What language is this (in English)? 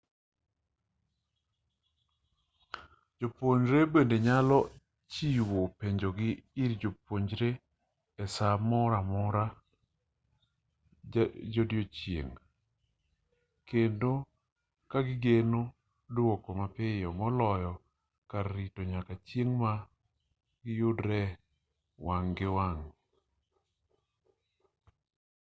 Luo (Kenya and Tanzania)